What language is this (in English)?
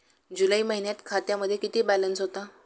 Marathi